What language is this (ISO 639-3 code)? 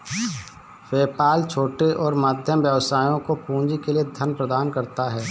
hin